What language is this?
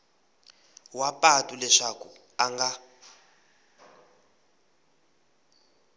Tsonga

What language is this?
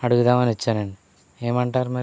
Telugu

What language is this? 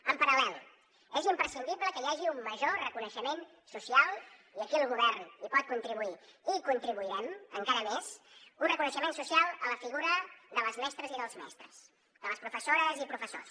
Catalan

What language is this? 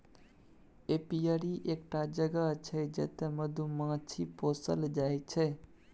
Maithili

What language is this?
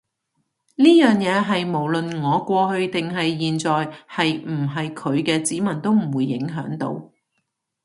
Cantonese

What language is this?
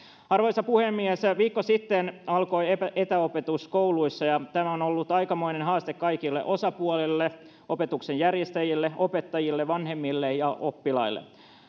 Finnish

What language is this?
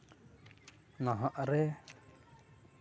Santali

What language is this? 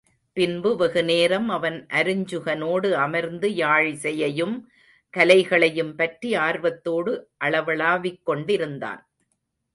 Tamil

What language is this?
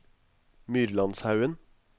Norwegian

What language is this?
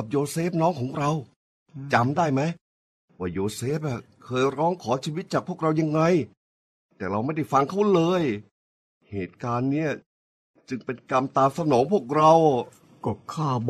Thai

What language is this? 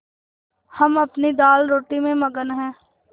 Hindi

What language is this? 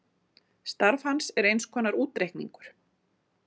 Icelandic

